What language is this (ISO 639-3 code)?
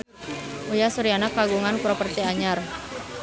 sun